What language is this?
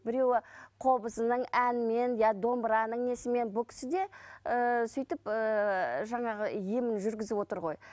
Kazakh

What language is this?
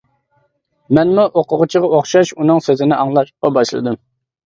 Uyghur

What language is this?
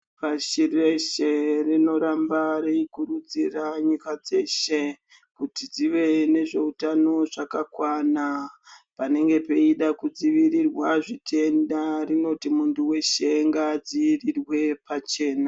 Ndau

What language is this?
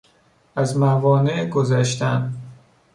Persian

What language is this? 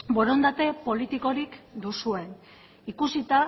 Basque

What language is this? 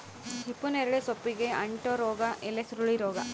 Kannada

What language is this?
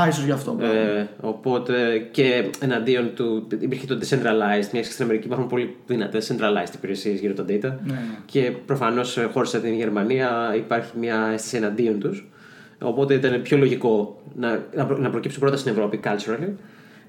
Greek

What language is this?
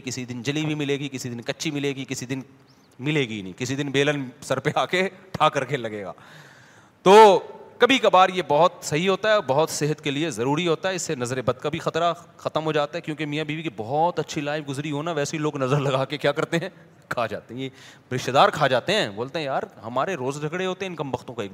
Urdu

